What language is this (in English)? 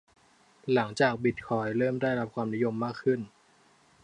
Thai